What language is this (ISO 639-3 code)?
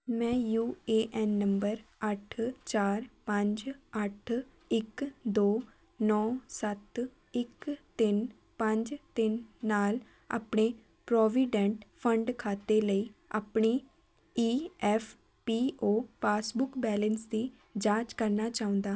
pan